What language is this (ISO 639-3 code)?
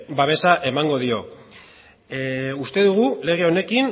eus